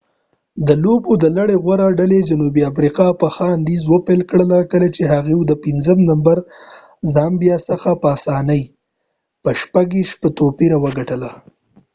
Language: Pashto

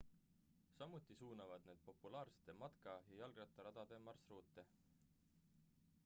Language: Estonian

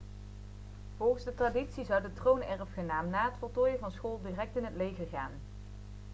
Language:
Dutch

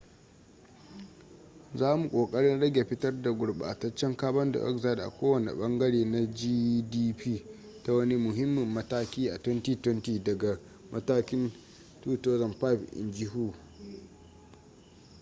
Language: Hausa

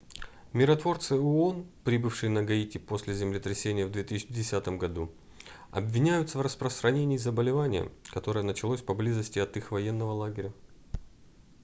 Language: Russian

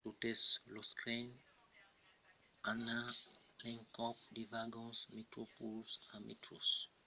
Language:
Occitan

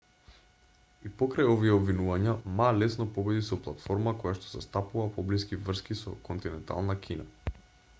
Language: Macedonian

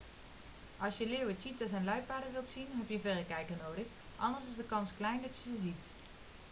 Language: Dutch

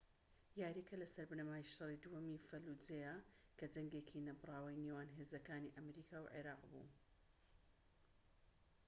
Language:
Central Kurdish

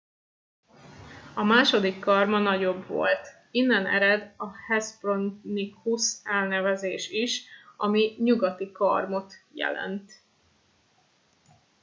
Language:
Hungarian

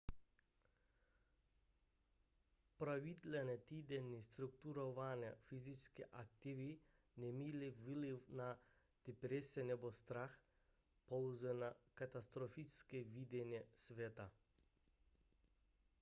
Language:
Czech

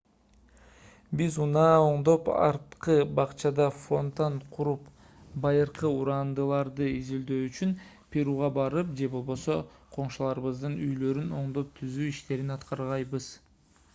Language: Kyrgyz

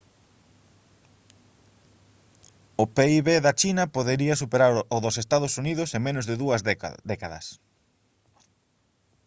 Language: Galician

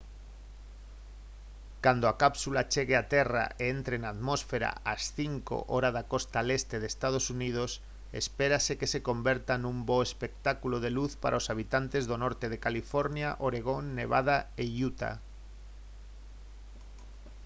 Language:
Galician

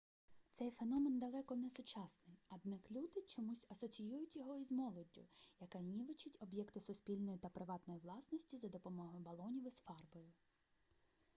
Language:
Ukrainian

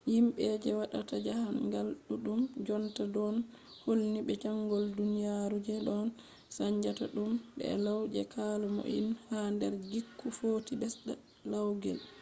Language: Fula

